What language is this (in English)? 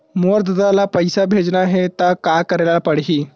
Chhattisgarhi